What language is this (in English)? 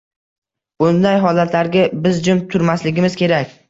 Uzbek